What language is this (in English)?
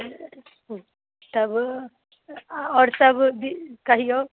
Maithili